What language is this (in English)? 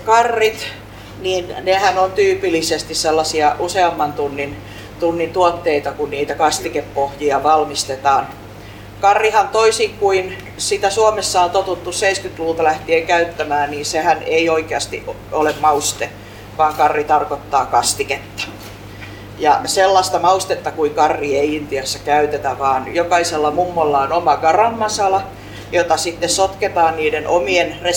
Finnish